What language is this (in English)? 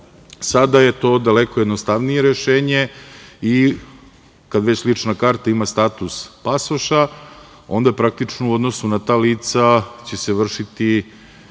Serbian